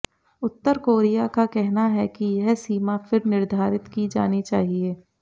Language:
Hindi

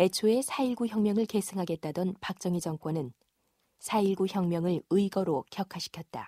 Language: Korean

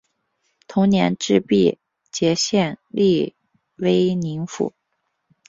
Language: Chinese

